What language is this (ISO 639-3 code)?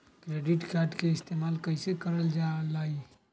mag